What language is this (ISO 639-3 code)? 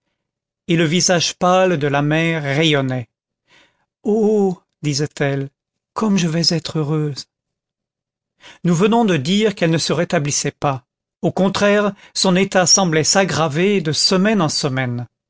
fra